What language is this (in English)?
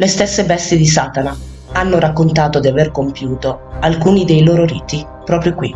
Italian